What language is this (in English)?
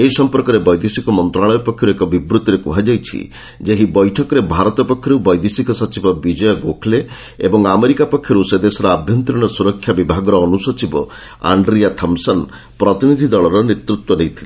Odia